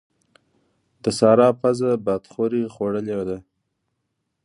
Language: Pashto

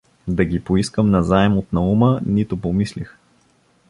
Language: Bulgarian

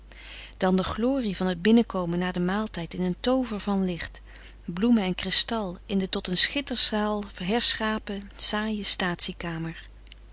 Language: Dutch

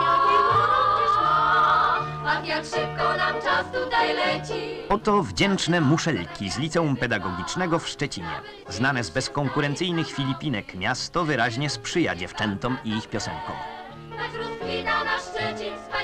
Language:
Polish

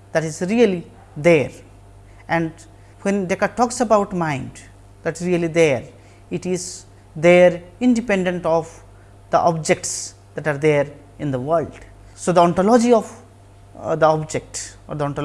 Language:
English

